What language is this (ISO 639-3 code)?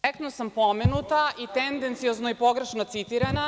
srp